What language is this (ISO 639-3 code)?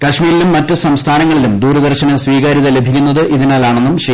mal